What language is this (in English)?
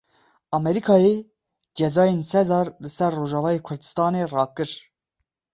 Kurdish